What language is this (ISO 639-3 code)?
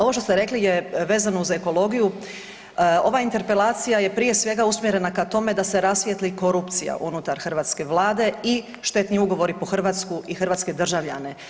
hrv